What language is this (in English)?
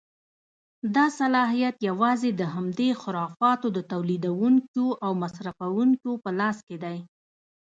Pashto